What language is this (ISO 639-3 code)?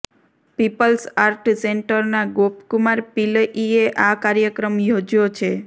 guj